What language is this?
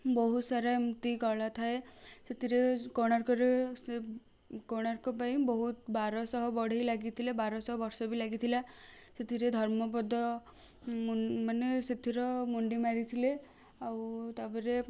Odia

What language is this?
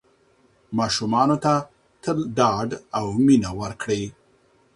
Pashto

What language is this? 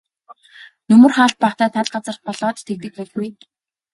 Mongolian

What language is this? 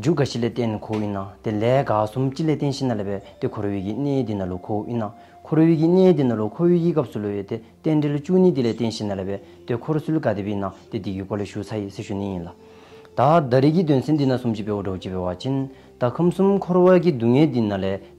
Turkish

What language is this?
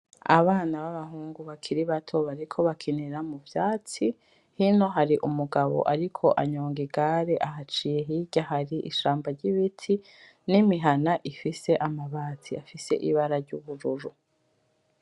Rundi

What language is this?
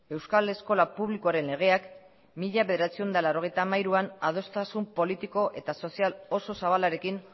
Basque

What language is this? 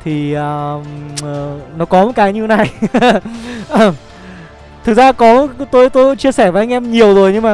Vietnamese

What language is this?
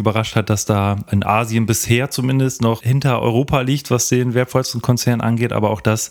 German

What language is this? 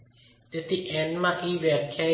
Gujarati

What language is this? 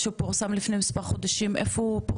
Hebrew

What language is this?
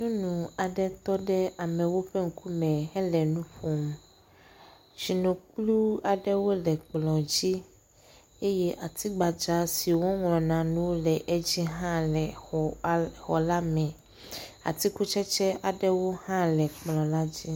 Ewe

